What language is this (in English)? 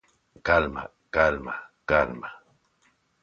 Galician